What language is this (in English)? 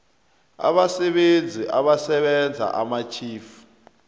South Ndebele